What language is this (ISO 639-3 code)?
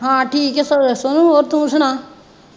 pan